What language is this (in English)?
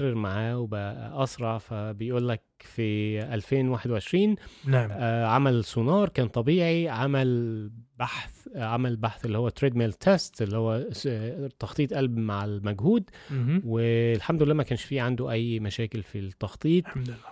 Arabic